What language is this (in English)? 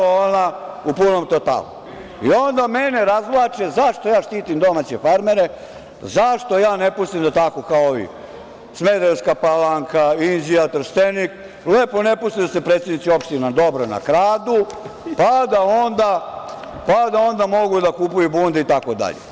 Serbian